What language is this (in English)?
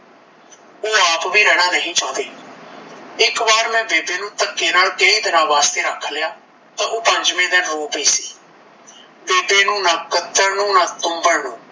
Punjabi